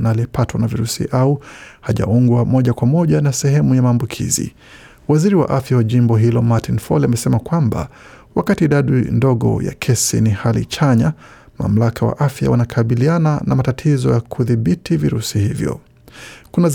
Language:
Swahili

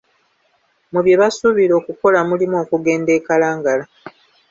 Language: Ganda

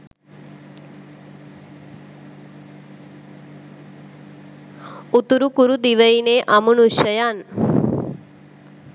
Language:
Sinhala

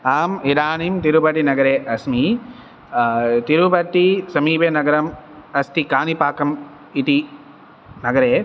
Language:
Sanskrit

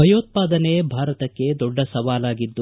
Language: Kannada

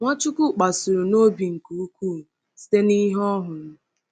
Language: Igbo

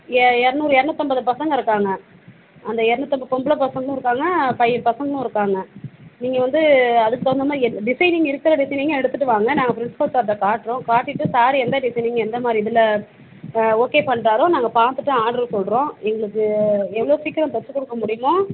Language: Tamil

